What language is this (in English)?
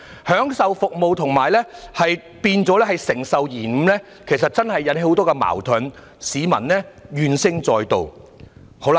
Cantonese